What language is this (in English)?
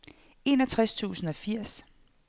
Danish